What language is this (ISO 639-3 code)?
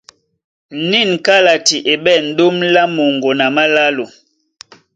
dua